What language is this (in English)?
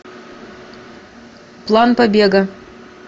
Russian